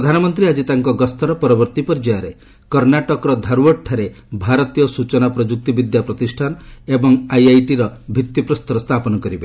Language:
Odia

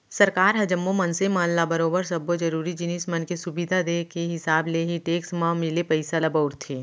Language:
Chhattisgarhi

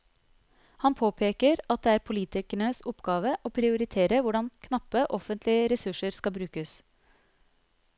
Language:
Norwegian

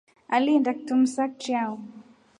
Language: Rombo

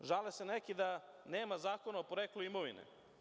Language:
Serbian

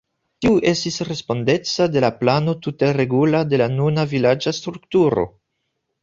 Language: Esperanto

